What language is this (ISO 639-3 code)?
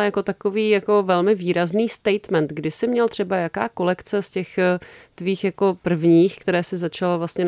ces